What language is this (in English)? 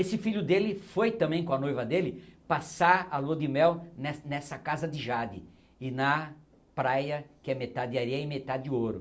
Portuguese